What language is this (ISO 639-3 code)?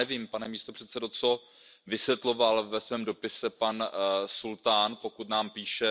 ces